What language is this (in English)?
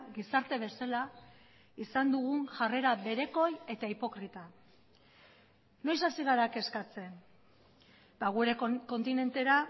Basque